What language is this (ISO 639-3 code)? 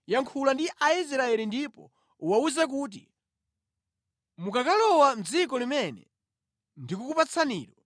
nya